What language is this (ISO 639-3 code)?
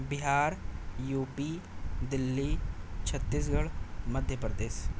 urd